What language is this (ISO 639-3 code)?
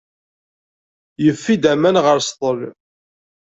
kab